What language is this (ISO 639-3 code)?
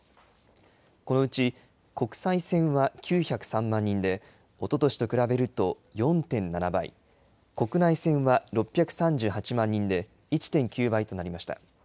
jpn